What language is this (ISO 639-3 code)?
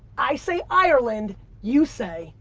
eng